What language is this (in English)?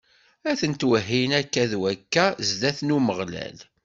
Kabyle